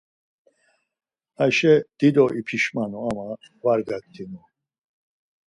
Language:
Laz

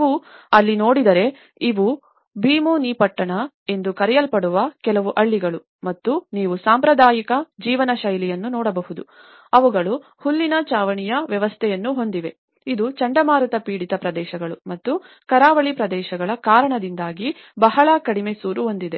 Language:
Kannada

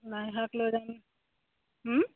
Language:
Assamese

